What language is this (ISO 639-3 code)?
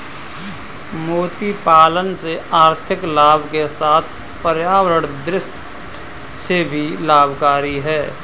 hin